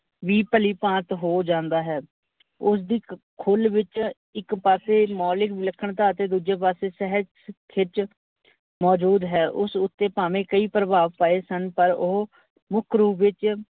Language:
Punjabi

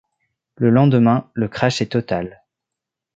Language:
French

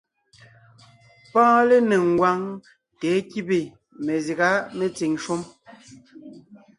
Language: Ngiemboon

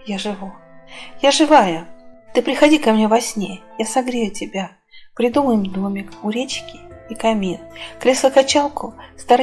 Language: Russian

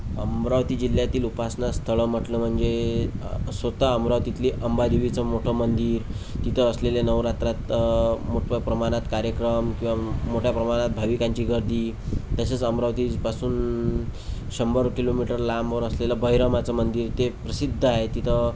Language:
Marathi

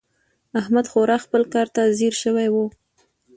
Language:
Pashto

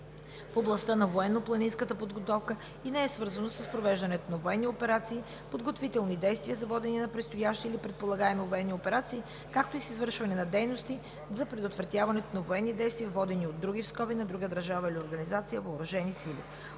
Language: Bulgarian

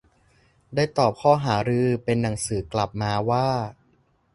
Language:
Thai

